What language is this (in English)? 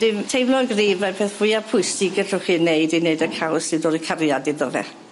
Welsh